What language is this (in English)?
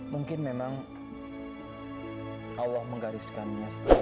Indonesian